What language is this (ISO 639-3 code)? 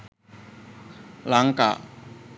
sin